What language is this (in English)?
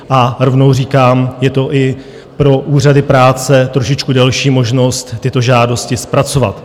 Czech